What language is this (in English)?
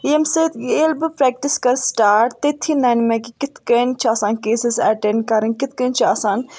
Kashmiri